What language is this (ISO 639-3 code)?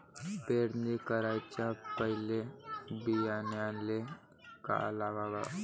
mar